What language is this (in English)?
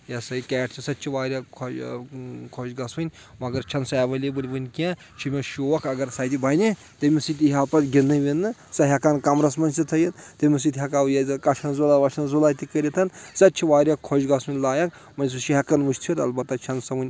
Kashmiri